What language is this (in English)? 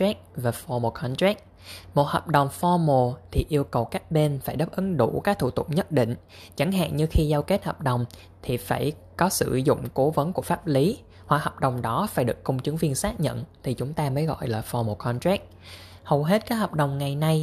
Vietnamese